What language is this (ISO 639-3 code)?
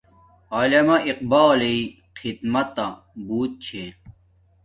dmk